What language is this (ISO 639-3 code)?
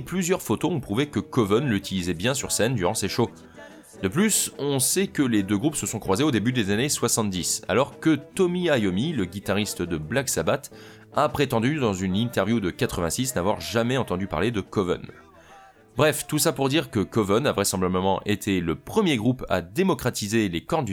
fra